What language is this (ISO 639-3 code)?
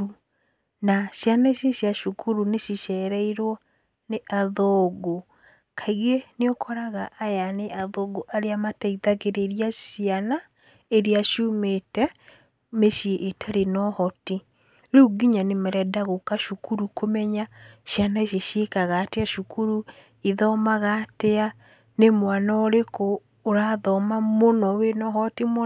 kik